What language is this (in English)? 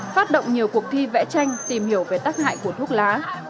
Vietnamese